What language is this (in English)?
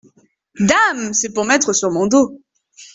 French